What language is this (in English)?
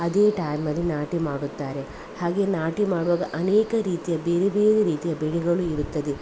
Kannada